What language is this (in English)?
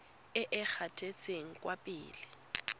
Tswana